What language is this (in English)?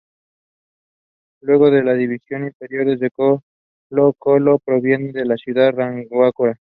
Spanish